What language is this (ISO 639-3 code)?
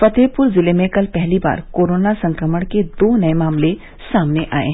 hin